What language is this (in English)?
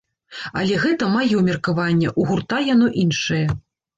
Belarusian